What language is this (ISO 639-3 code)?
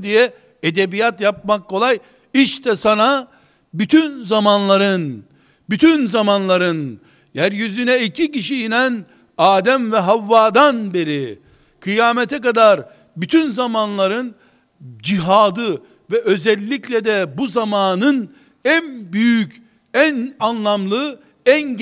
tur